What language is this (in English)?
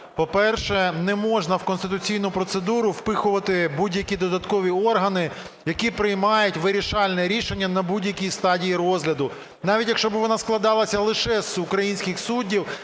Ukrainian